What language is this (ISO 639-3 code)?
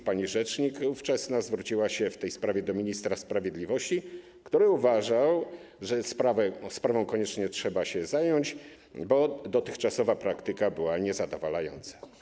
pol